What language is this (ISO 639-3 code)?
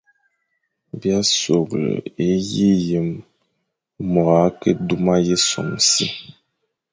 fan